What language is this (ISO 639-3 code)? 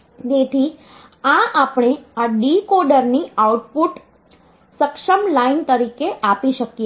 guj